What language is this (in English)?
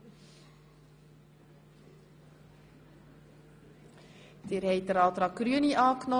Swiss German